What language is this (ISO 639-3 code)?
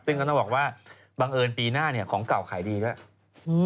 tha